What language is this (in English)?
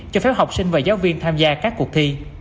Vietnamese